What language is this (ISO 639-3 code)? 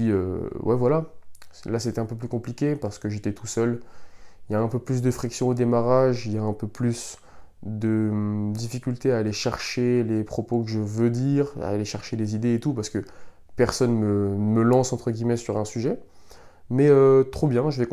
fra